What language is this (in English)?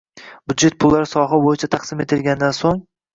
Uzbek